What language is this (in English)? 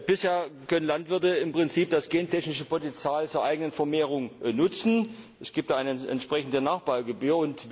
German